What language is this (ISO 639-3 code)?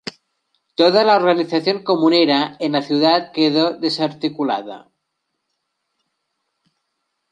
spa